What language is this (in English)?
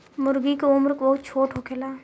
Bhojpuri